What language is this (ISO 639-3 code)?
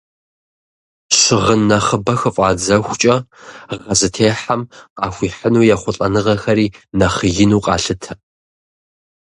kbd